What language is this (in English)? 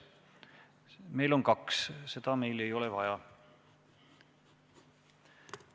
Estonian